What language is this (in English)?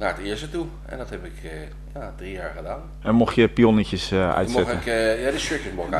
Dutch